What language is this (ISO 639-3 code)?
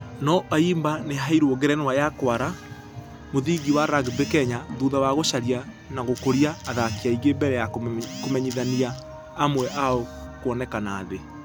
kik